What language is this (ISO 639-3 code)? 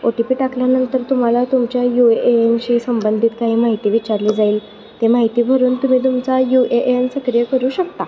mar